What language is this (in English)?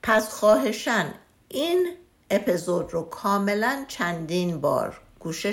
Persian